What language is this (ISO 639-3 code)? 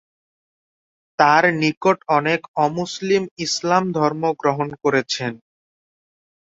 ben